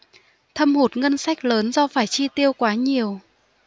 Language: Vietnamese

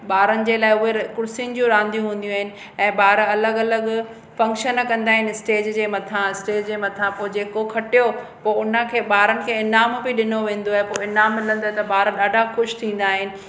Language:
Sindhi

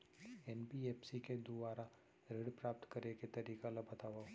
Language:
Chhattisgarhi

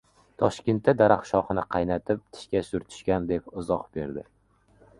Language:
Uzbek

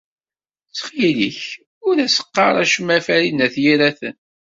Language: Kabyle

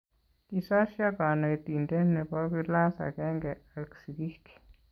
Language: Kalenjin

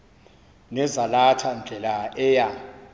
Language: Xhosa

